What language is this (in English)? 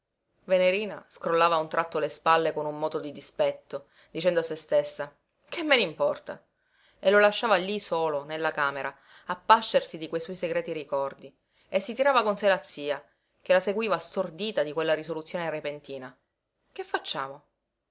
Italian